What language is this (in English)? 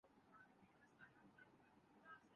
Urdu